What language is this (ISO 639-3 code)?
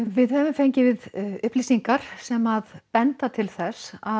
isl